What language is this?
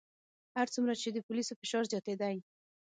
Pashto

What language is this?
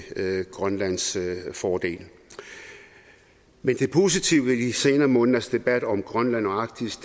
Danish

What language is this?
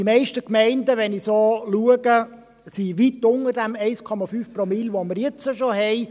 Swiss German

